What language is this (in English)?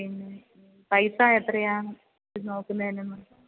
Malayalam